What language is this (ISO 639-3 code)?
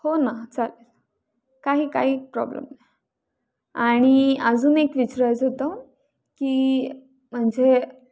mar